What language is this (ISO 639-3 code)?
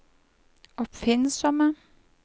nor